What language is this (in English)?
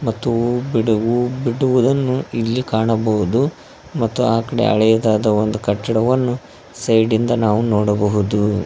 Kannada